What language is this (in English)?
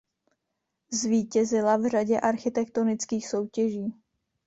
Czech